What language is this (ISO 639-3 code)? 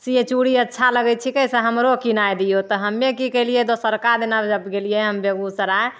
mai